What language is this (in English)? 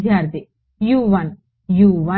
Telugu